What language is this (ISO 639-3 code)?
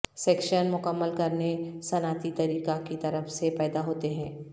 urd